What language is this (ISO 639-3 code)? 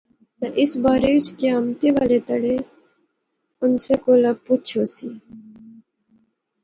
phr